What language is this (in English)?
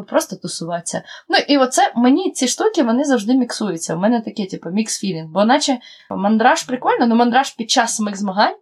Ukrainian